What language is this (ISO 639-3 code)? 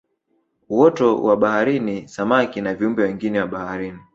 swa